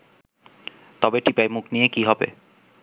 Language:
Bangla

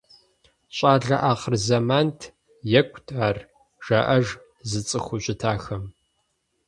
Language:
Kabardian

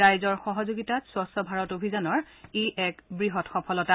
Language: Assamese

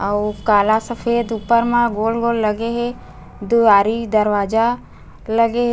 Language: Chhattisgarhi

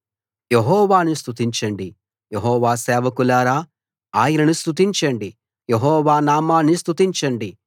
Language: Telugu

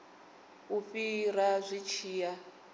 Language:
Venda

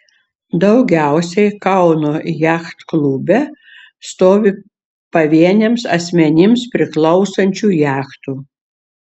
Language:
Lithuanian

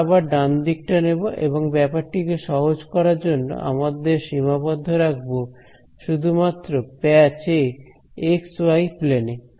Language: Bangla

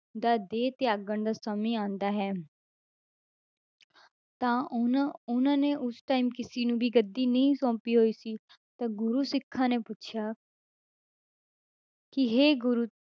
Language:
Punjabi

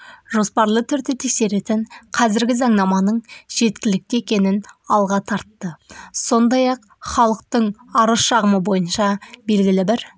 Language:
Kazakh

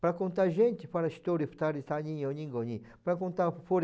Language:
Portuguese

